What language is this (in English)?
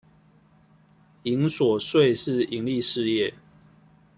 Chinese